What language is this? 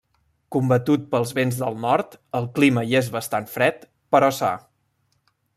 Catalan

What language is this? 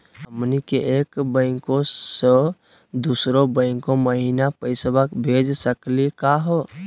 Magahi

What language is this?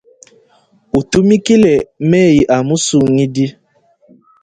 Luba-Lulua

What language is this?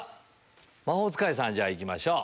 Japanese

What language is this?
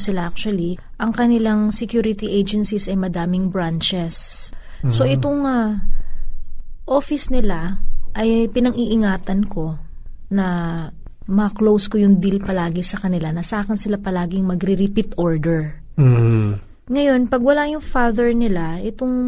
Filipino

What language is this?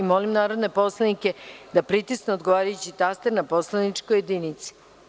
Serbian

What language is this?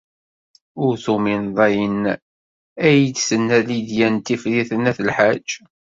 Kabyle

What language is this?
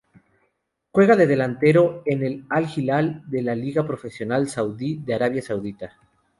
Spanish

